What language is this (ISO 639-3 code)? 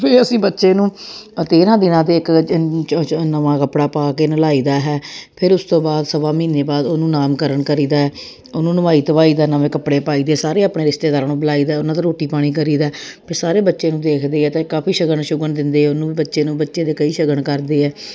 pan